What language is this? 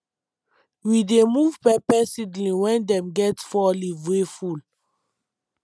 Nigerian Pidgin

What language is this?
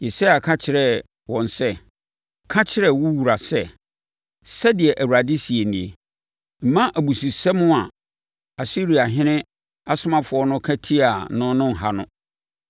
Akan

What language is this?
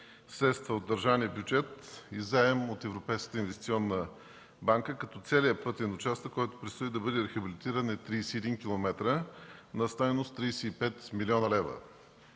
Bulgarian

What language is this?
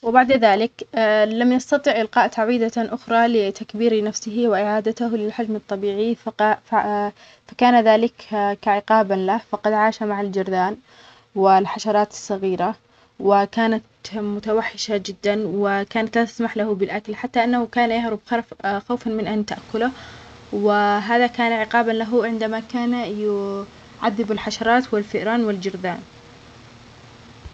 Omani Arabic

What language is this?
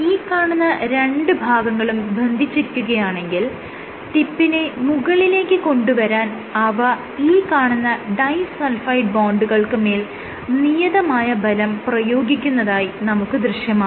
Malayalam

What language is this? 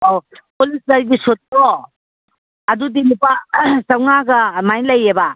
Manipuri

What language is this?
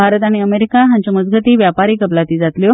Konkani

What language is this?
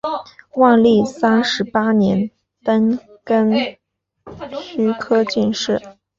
Chinese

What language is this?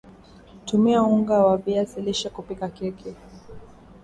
Swahili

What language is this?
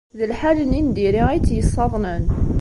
Kabyle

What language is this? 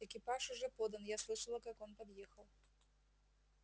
Russian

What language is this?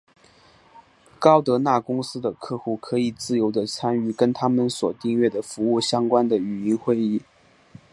Chinese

